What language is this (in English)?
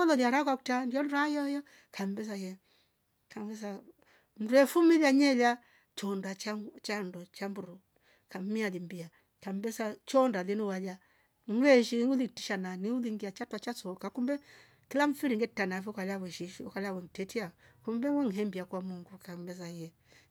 Rombo